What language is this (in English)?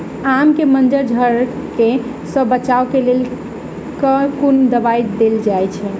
Maithili